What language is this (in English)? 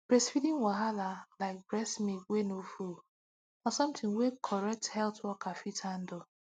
Nigerian Pidgin